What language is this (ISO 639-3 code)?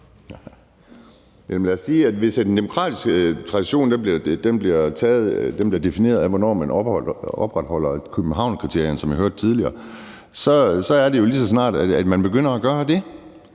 dan